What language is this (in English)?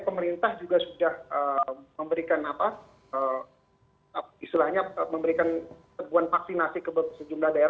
Indonesian